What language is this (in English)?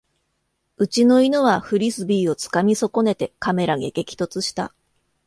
Japanese